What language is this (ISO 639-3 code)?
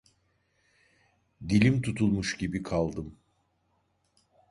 tur